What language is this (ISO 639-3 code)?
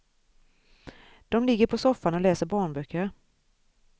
swe